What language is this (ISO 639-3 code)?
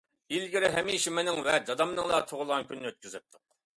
uig